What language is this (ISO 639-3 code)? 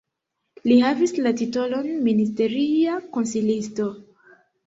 epo